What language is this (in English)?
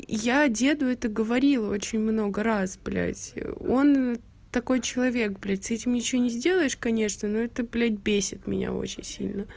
Russian